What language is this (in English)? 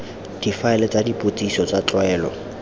Tswana